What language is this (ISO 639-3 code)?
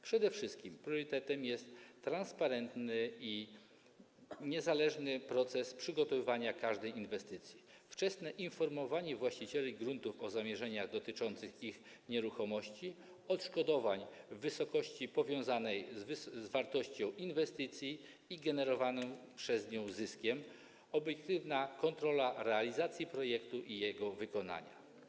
pol